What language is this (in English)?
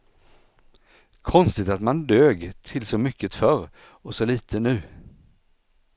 Swedish